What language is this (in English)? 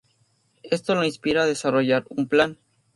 Spanish